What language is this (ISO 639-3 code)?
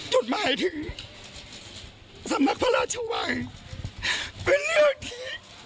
tha